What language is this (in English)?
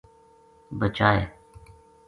Gujari